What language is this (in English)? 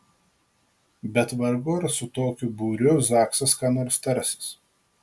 Lithuanian